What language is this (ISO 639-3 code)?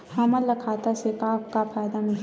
hne